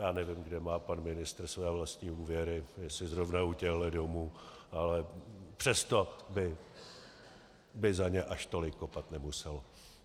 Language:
Czech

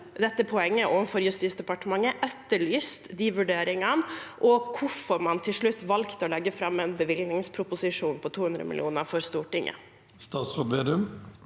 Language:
Norwegian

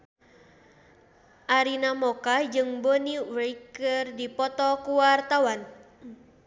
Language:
Sundanese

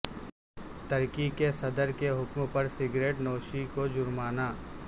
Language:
Urdu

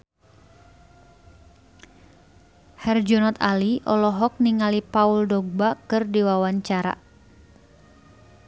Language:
Sundanese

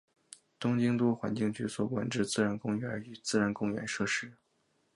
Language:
Chinese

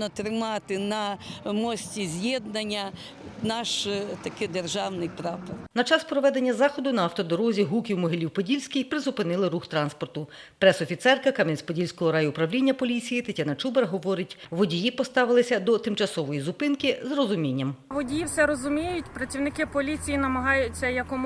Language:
Ukrainian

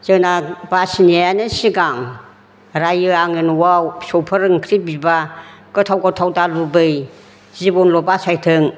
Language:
Bodo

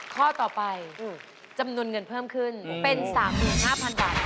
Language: Thai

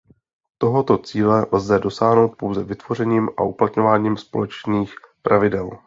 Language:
Czech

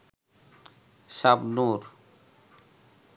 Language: Bangla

